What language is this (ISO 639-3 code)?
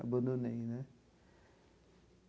por